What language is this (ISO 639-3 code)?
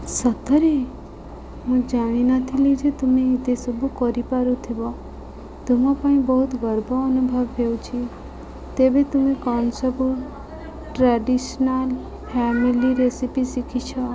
ori